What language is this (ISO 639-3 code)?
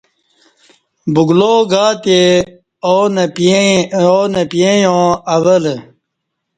bsh